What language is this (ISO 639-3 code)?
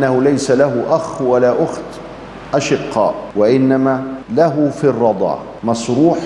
ara